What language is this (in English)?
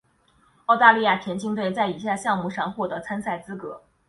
Chinese